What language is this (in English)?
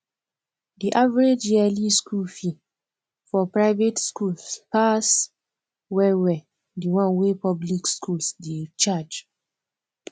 Nigerian Pidgin